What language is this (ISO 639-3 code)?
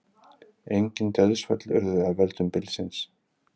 isl